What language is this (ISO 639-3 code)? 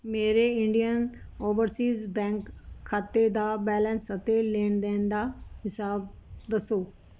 pan